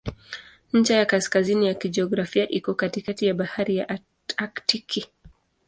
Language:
Swahili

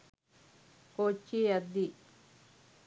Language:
Sinhala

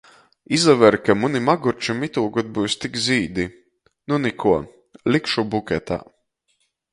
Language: Latgalian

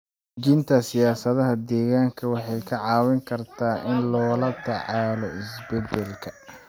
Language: Somali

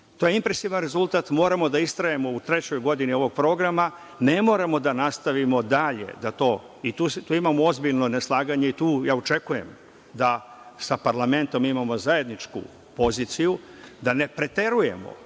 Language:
Serbian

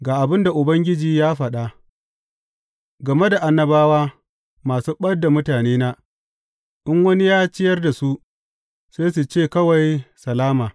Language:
Hausa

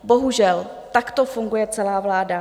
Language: Czech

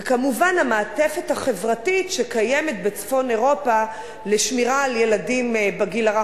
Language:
Hebrew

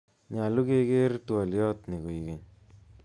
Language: Kalenjin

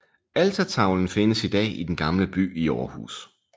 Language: Danish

